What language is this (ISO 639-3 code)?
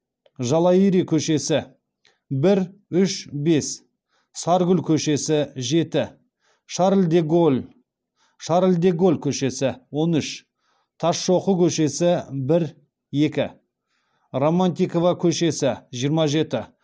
kaz